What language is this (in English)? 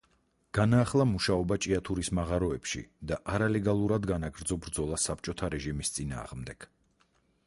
Georgian